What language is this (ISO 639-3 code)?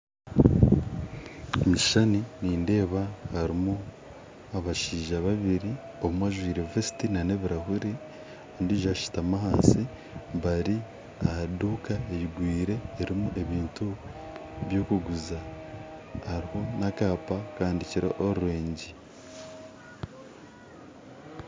nyn